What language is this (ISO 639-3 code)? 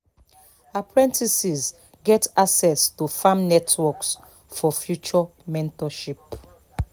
pcm